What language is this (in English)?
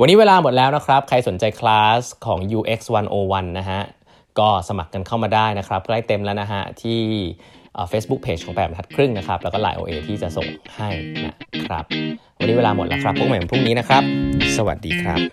Thai